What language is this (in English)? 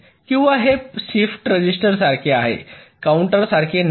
Marathi